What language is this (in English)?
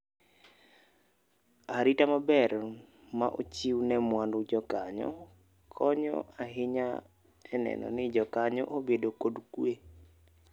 Luo (Kenya and Tanzania)